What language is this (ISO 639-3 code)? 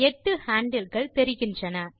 tam